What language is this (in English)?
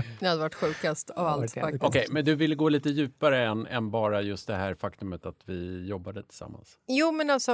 Swedish